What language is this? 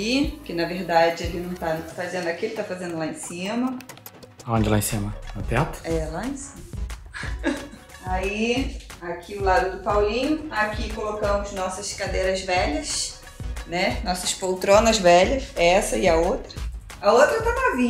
Portuguese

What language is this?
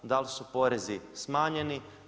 Croatian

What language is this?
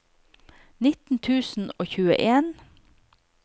Norwegian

